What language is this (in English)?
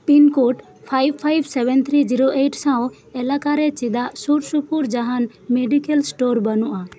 Santali